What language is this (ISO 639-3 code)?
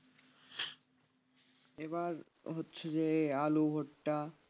ben